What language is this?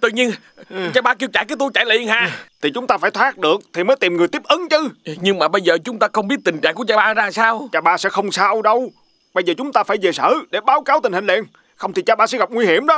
Vietnamese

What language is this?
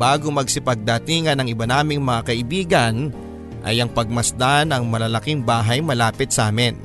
Filipino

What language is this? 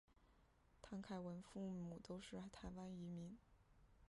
Chinese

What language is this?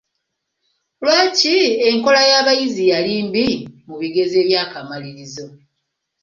Ganda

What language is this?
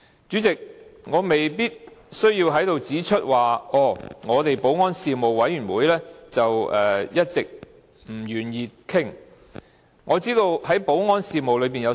Cantonese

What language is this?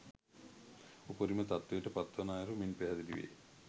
Sinhala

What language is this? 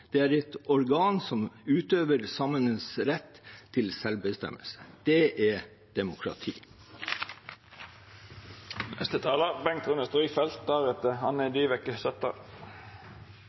Norwegian Bokmål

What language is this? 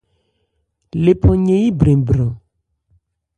Ebrié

